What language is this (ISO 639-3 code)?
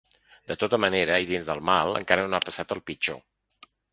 cat